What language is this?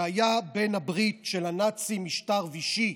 Hebrew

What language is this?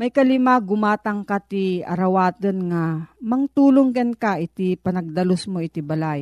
Filipino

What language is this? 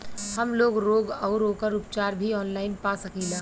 Bhojpuri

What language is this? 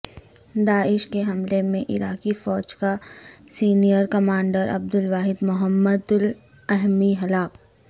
Urdu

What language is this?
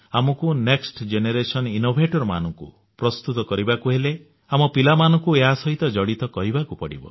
Odia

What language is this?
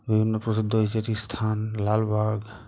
Bangla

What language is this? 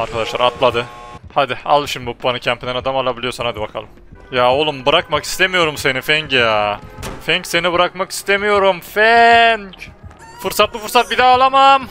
Turkish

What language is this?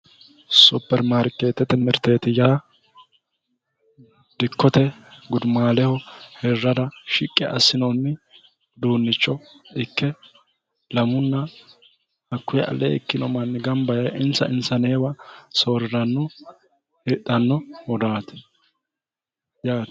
Sidamo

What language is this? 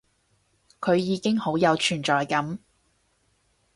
Cantonese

